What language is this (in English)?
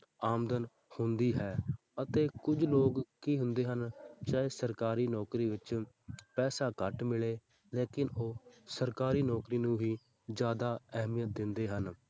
Punjabi